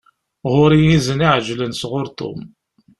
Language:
Kabyle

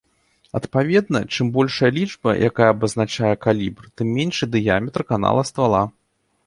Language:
Belarusian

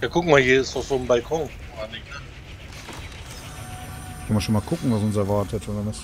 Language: German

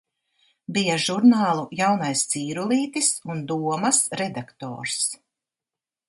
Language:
Latvian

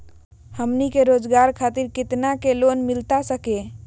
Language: Magahi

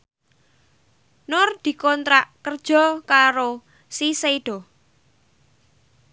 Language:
Javanese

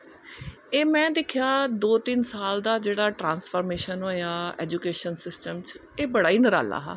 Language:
Dogri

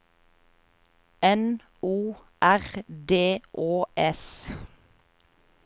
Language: Norwegian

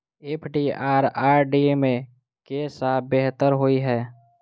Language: Maithili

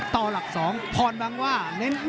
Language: Thai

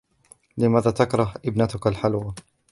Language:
Arabic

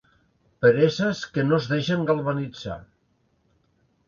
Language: Catalan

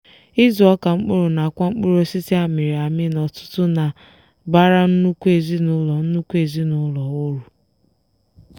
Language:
Igbo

